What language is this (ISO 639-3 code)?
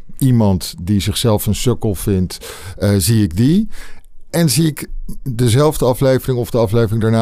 nld